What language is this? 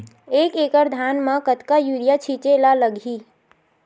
Chhattisgarhi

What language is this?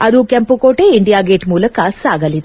Kannada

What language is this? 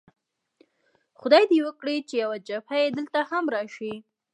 Pashto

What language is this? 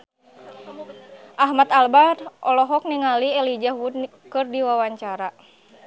Sundanese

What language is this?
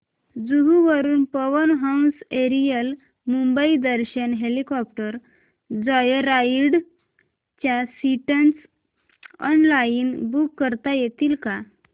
Marathi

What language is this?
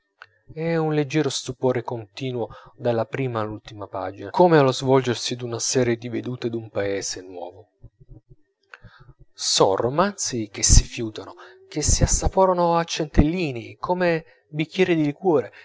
Italian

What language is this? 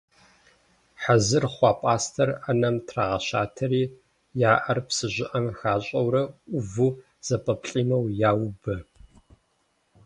Kabardian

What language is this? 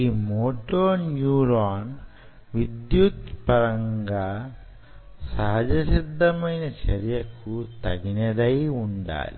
Telugu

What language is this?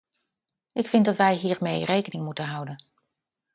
Dutch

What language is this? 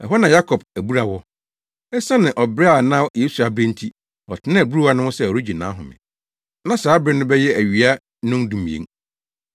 Akan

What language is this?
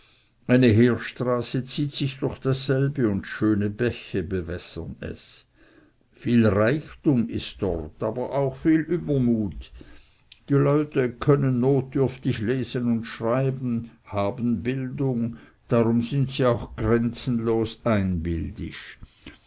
German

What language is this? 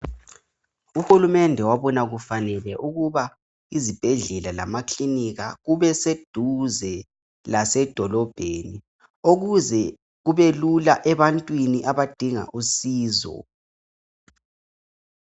North Ndebele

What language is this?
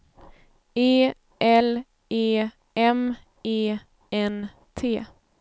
Swedish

